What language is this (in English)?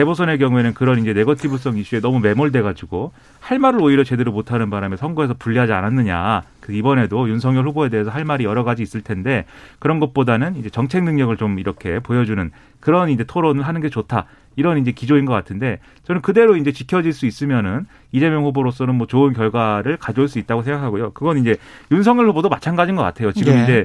Korean